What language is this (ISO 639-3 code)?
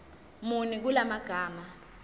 zul